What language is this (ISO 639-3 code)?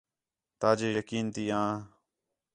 xhe